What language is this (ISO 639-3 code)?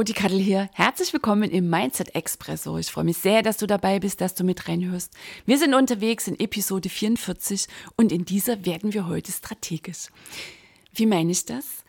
deu